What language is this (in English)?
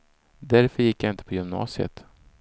Swedish